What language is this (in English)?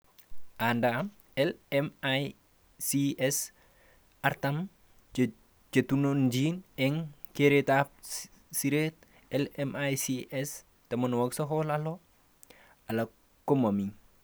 Kalenjin